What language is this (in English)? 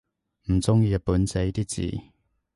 Cantonese